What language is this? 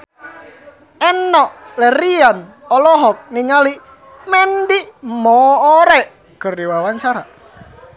Sundanese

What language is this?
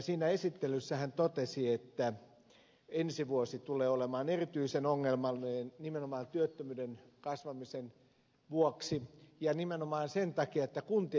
Finnish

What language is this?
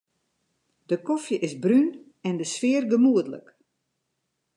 Western Frisian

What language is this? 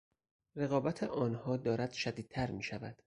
Persian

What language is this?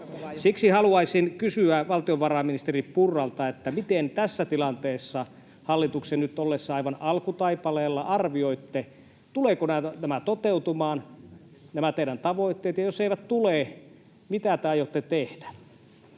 Finnish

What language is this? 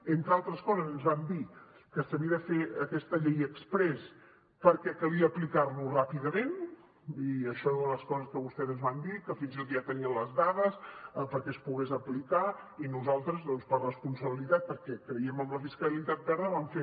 Catalan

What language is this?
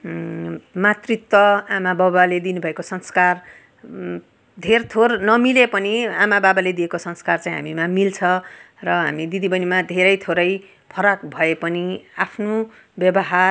Nepali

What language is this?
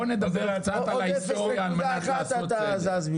Hebrew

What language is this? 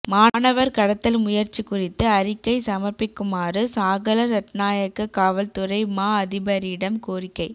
Tamil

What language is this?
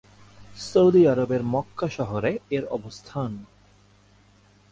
Bangla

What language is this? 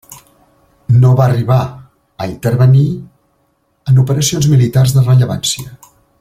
Catalan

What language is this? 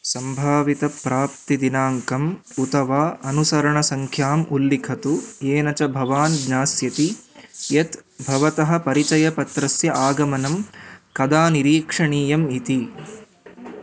Sanskrit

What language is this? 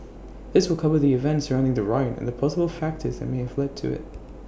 English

